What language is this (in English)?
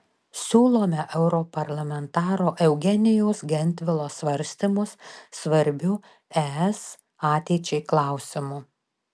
Lithuanian